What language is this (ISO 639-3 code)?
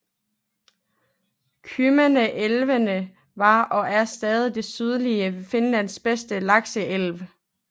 dan